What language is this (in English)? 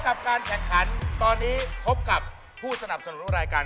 Thai